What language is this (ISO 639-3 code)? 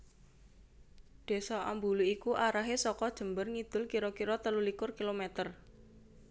jav